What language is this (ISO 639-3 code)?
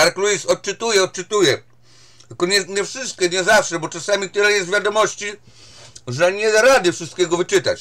pol